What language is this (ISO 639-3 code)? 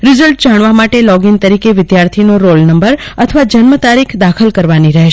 guj